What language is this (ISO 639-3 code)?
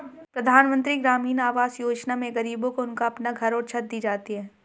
hin